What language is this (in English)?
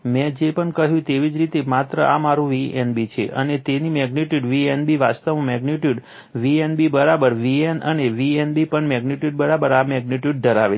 Gujarati